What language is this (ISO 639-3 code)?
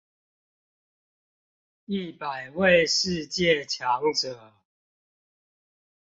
zho